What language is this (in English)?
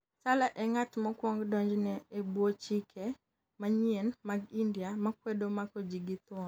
Luo (Kenya and Tanzania)